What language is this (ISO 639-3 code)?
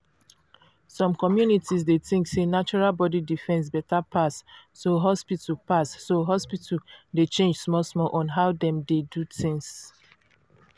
pcm